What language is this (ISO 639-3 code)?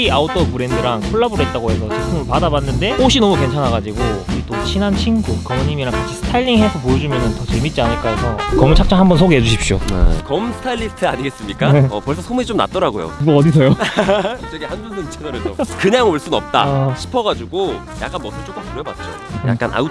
kor